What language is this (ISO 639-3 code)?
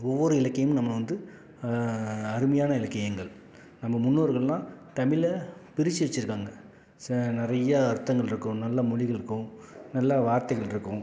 tam